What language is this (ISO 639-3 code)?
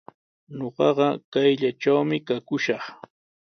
qws